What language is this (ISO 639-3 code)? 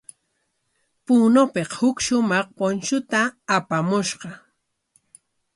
qwa